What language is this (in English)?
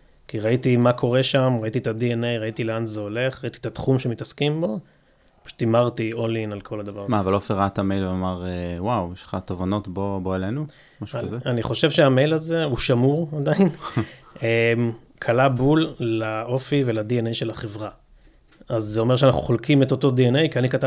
Hebrew